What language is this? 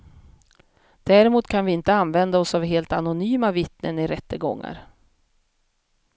Swedish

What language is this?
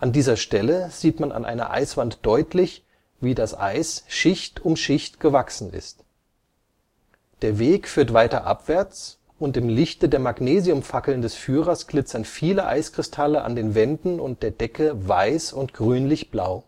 German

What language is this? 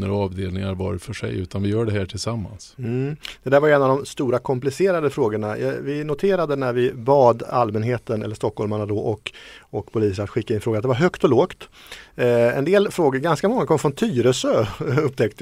Swedish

